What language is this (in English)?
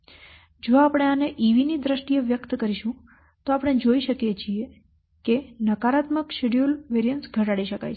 Gujarati